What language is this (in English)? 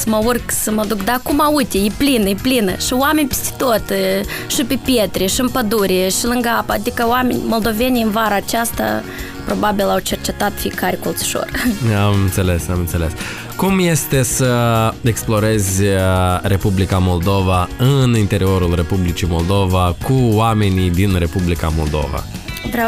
Romanian